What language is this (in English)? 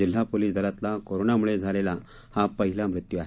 Marathi